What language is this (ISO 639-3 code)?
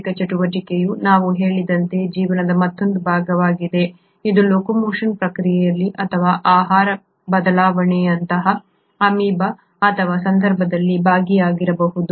kan